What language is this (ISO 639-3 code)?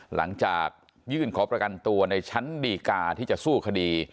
tha